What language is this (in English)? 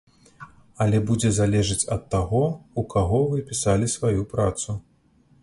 Belarusian